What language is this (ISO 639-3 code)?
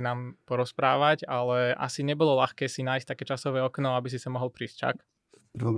slk